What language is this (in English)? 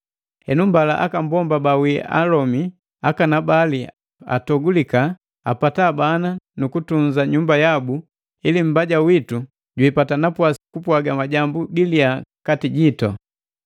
Matengo